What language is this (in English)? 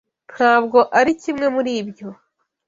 Kinyarwanda